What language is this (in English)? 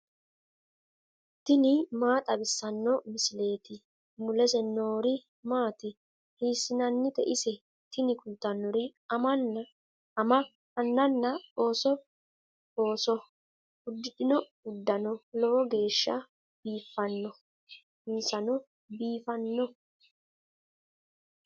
Sidamo